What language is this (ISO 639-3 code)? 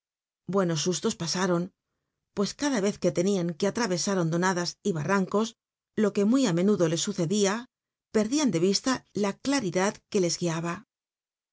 spa